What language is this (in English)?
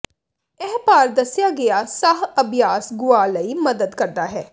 Punjabi